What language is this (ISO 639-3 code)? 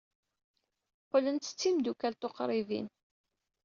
kab